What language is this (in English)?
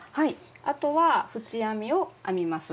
Japanese